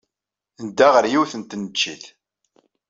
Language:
Kabyle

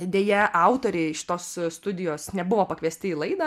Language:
Lithuanian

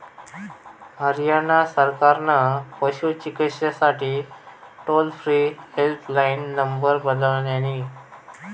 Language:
Marathi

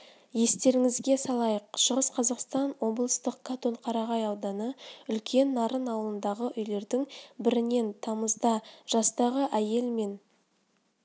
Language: Kazakh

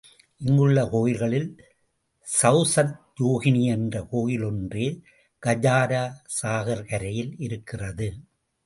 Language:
Tamil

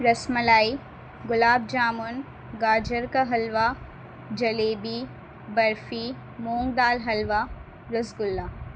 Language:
Urdu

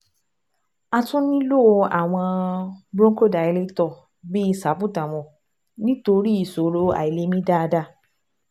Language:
Yoruba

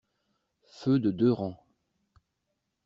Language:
French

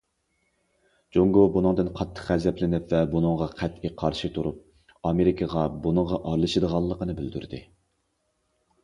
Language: Uyghur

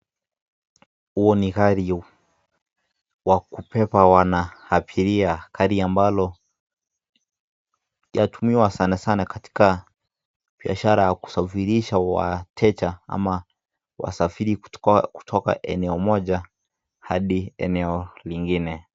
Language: Swahili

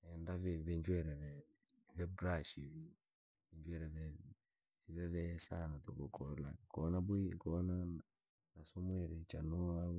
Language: Langi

